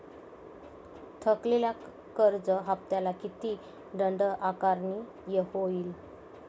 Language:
Marathi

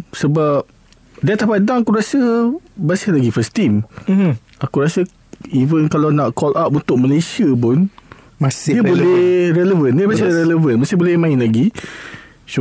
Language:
Malay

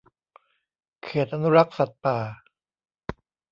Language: Thai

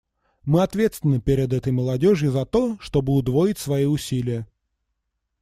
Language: Russian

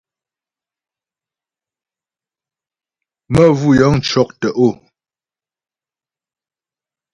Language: Ghomala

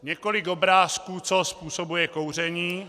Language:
Czech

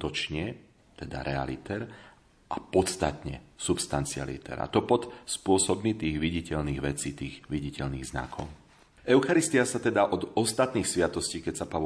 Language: Slovak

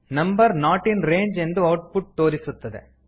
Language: Kannada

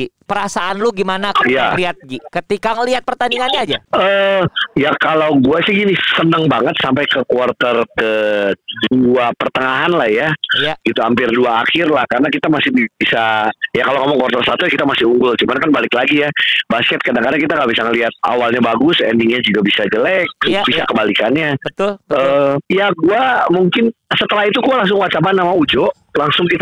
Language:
Indonesian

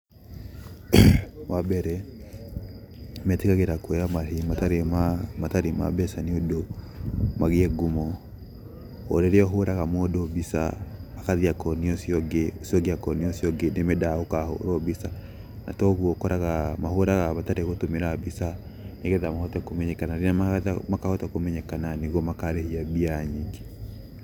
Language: Kikuyu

